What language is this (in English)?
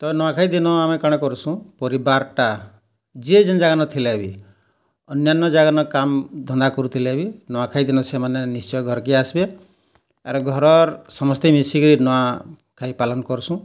Odia